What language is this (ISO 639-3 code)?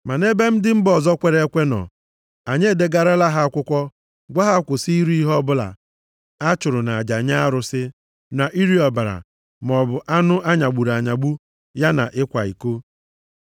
ibo